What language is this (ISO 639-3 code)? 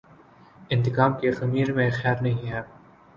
urd